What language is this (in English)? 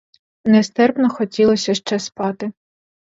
Ukrainian